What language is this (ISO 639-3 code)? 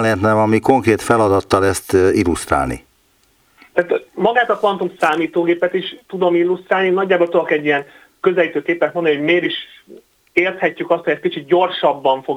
hun